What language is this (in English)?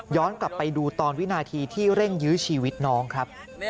Thai